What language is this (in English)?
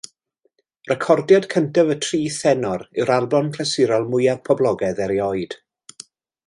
Welsh